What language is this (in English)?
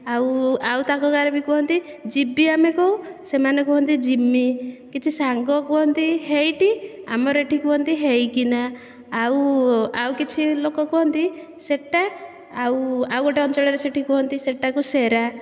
Odia